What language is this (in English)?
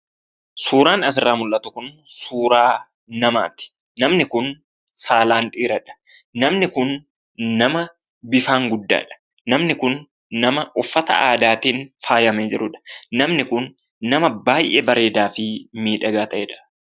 Oromo